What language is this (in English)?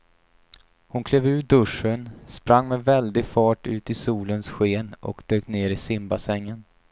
Swedish